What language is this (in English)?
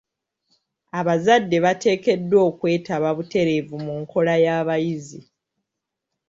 Ganda